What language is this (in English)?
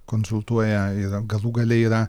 Lithuanian